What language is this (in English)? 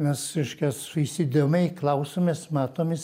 Lithuanian